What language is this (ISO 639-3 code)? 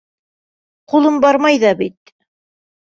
bak